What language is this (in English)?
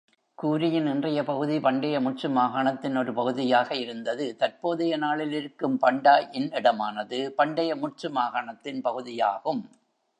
Tamil